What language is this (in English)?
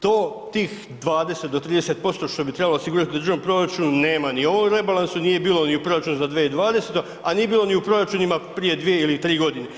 Croatian